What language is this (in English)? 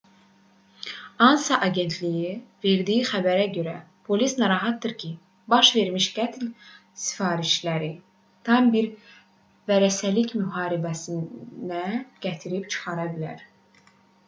Azerbaijani